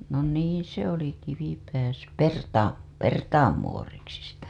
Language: Finnish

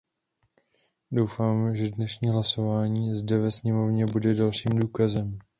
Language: Czech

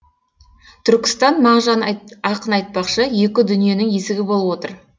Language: Kazakh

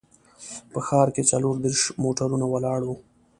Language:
Pashto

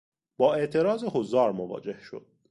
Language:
Persian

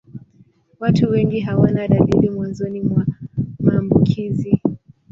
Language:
Swahili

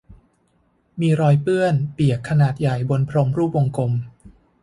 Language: Thai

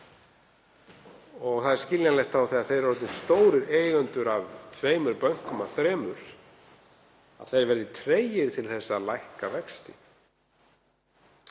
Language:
Icelandic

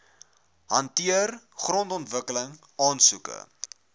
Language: Afrikaans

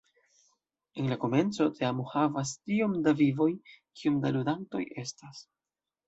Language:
Esperanto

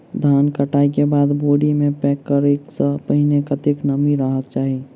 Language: Maithili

